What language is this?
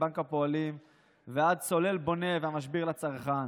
Hebrew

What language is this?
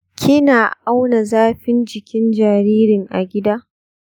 Hausa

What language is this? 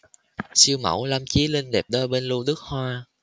Vietnamese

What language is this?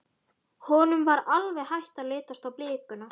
Icelandic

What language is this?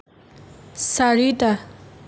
Assamese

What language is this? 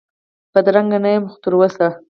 Pashto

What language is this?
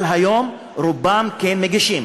Hebrew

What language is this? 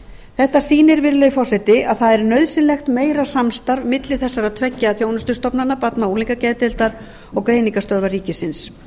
Icelandic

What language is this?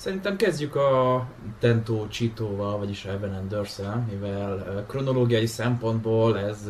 Hungarian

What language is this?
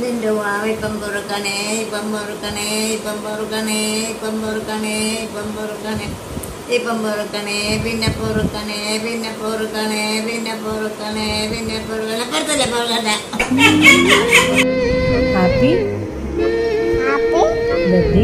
Malayalam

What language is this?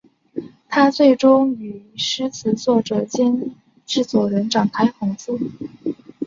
Chinese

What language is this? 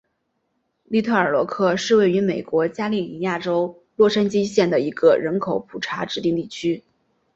Chinese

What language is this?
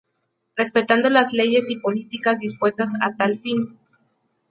Spanish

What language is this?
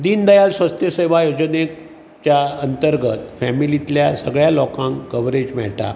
Konkani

